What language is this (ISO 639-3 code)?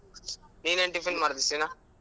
kan